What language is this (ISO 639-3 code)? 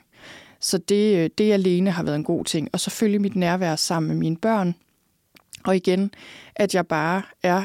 dan